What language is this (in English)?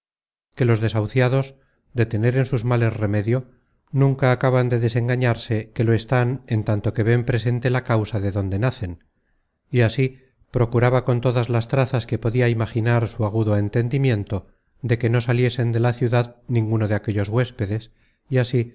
Spanish